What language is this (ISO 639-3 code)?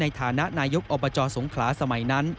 tha